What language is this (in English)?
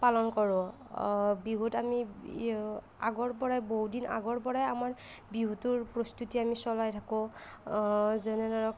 Assamese